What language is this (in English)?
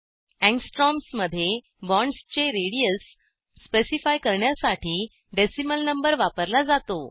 Marathi